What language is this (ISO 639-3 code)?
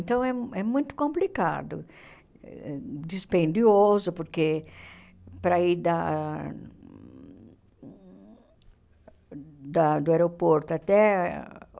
por